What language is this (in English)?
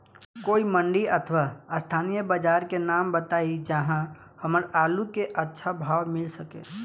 Bhojpuri